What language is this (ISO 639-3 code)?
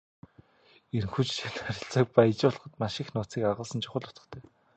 mon